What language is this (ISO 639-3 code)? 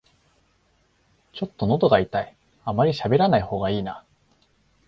jpn